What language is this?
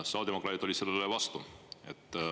Estonian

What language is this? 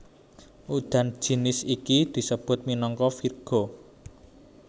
Javanese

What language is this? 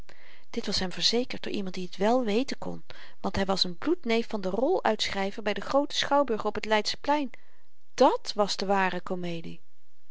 Dutch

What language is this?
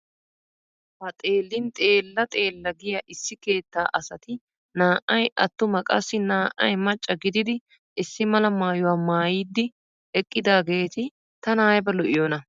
Wolaytta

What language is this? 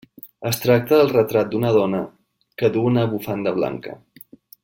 Catalan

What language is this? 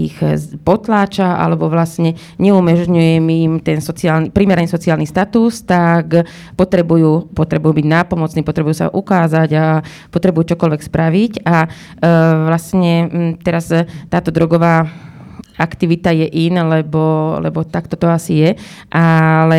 Slovak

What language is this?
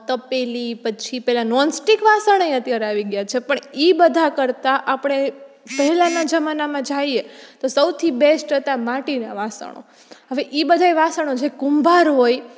Gujarati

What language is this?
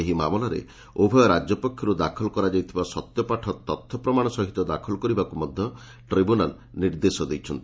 Odia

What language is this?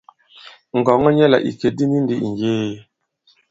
Bankon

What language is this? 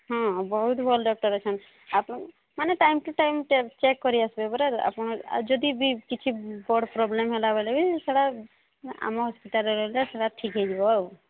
Odia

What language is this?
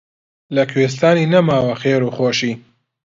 Central Kurdish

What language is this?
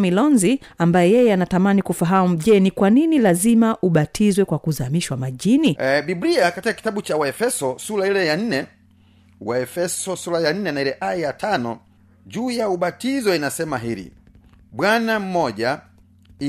Swahili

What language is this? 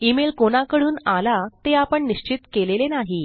Marathi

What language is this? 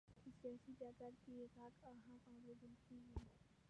Pashto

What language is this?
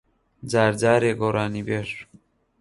Central Kurdish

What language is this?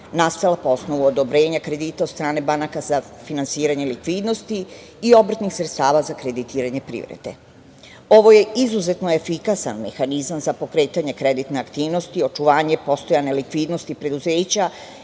Serbian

